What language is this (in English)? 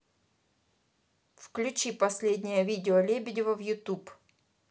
Russian